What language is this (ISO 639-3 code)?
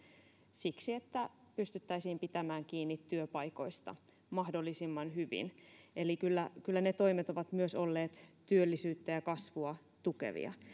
fin